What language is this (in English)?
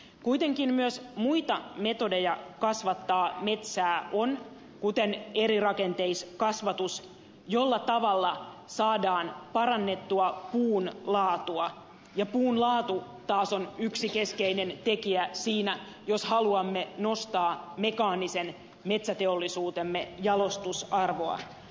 Finnish